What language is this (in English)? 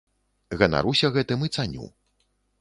Belarusian